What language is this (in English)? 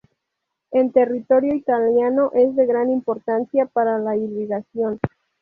Spanish